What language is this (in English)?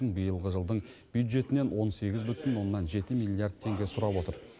Kazakh